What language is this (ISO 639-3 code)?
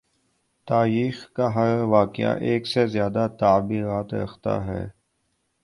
urd